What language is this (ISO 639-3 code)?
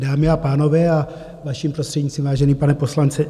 ces